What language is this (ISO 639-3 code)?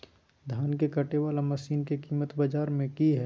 mag